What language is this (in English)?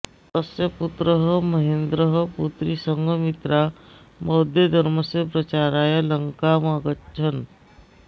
Sanskrit